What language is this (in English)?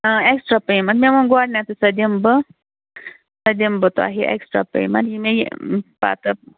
Kashmiri